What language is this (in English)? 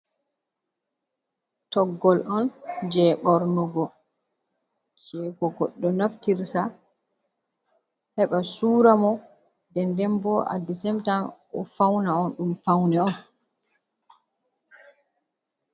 Fula